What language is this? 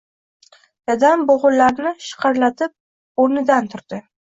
Uzbek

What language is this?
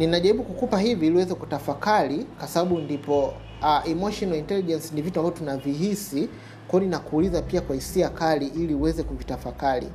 Swahili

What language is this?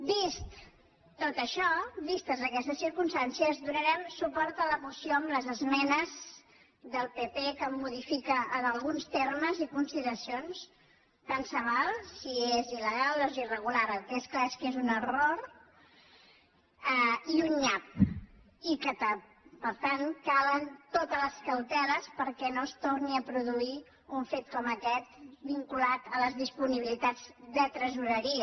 Catalan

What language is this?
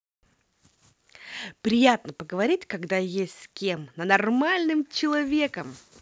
Russian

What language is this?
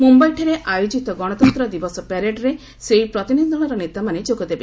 Odia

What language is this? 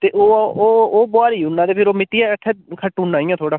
Dogri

